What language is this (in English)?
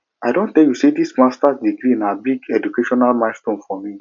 Nigerian Pidgin